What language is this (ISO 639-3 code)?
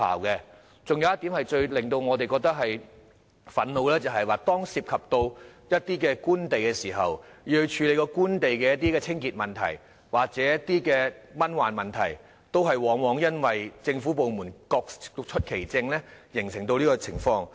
yue